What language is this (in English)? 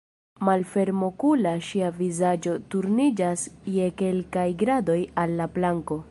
Esperanto